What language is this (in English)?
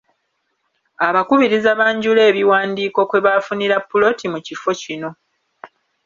Ganda